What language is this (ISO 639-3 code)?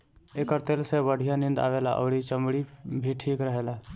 bho